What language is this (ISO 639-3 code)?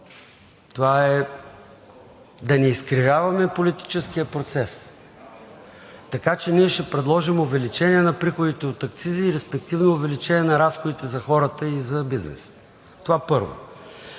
bul